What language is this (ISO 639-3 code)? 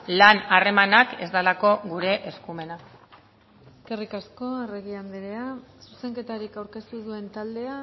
eus